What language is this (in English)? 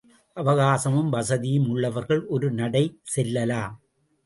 Tamil